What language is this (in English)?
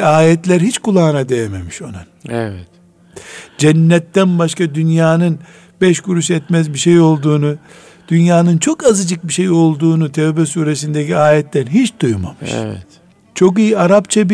Turkish